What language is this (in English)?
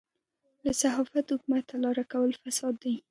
Pashto